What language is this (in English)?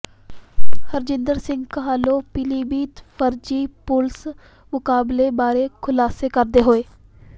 Punjabi